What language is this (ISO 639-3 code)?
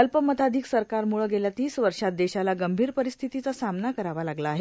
mar